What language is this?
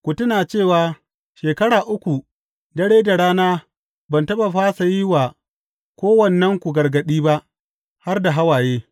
Hausa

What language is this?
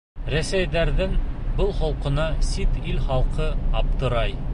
Bashkir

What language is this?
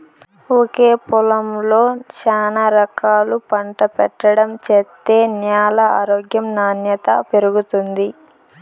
Telugu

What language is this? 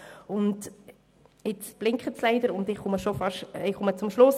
Swiss German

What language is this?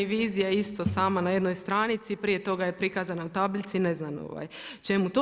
Croatian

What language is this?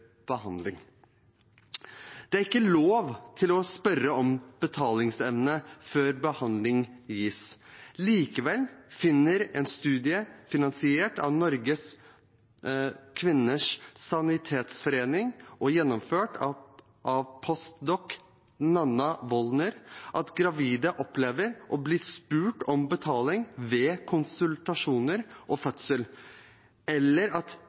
Norwegian Bokmål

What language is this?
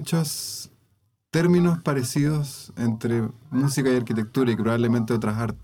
Spanish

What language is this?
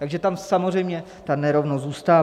Czech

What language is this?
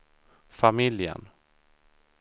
Swedish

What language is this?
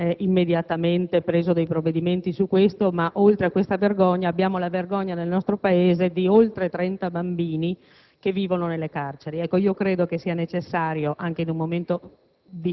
Italian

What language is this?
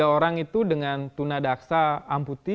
Indonesian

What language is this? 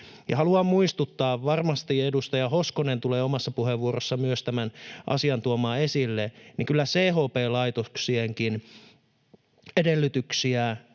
Finnish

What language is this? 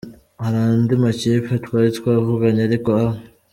Kinyarwanda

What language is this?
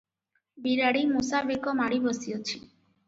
Odia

